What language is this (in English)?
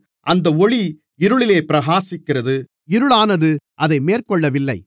Tamil